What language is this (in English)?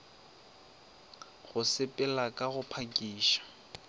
Northern Sotho